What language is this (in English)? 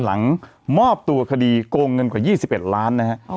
Thai